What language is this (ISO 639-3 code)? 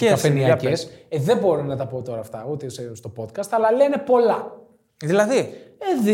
ell